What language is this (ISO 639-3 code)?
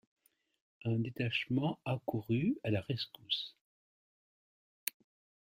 fra